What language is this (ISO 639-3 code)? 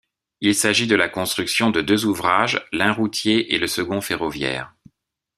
fra